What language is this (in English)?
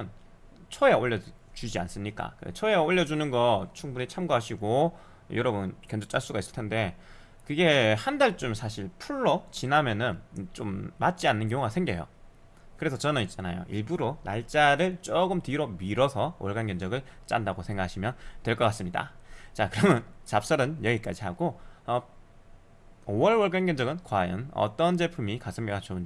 Korean